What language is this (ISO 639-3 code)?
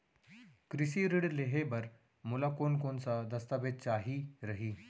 hne